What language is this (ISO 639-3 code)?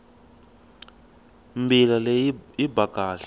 tso